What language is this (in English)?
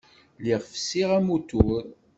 Kabyle